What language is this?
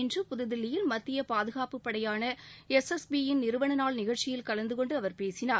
Tamil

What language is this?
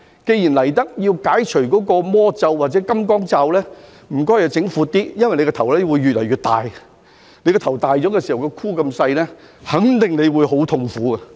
Cantonese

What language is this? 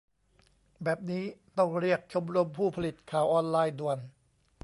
Thai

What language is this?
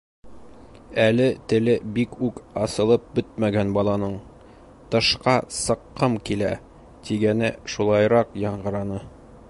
Bashkir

